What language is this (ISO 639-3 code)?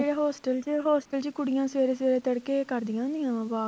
pan